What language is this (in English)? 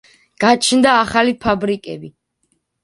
Georgian